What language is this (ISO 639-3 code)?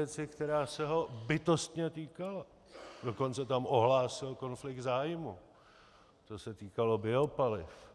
ces